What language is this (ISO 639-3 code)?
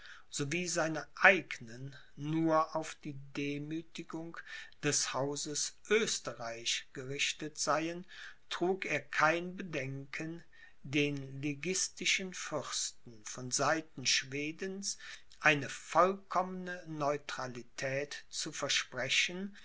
deu